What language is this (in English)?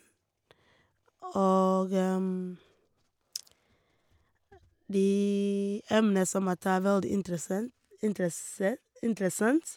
Norwegian